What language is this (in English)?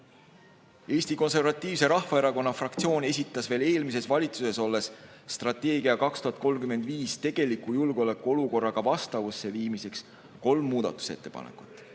Estonian